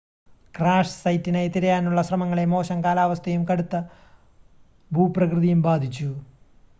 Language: Malayalam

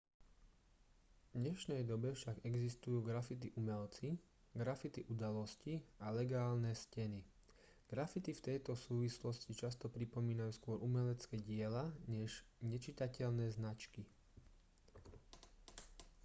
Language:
Slovak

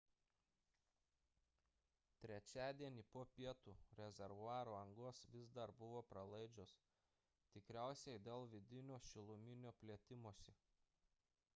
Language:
Lithuanian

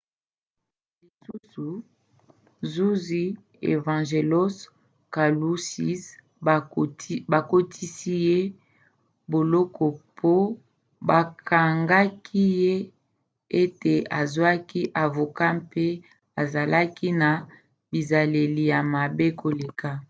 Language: Lingala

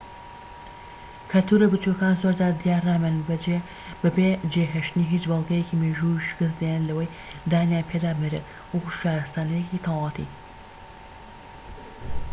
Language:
Central Kurdish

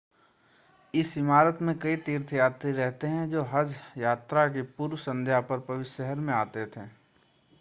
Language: Hindi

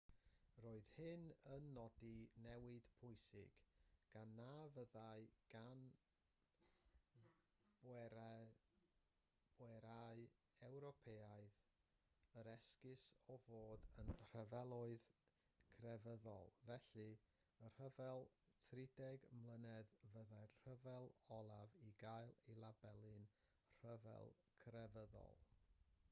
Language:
Welsh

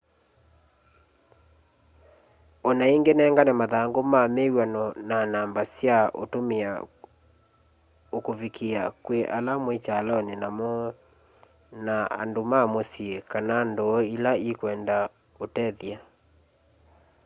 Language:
Kamba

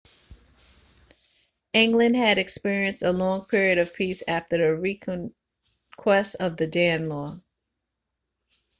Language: English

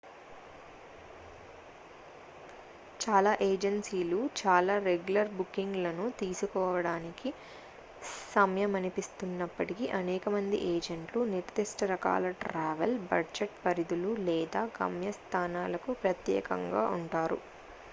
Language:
Telugu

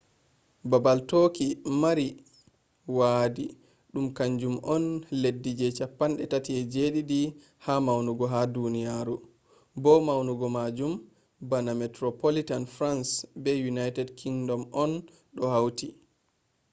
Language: Fula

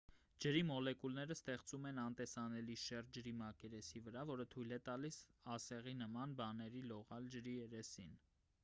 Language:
Armenian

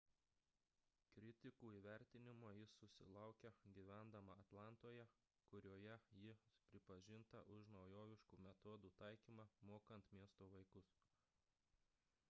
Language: Lithuanian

